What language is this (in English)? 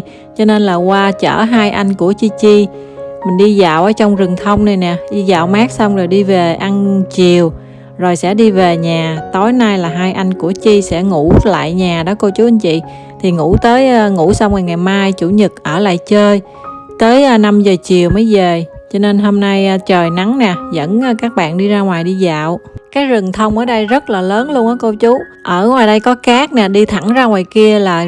Vietnamese